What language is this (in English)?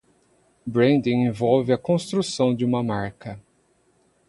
Portuguese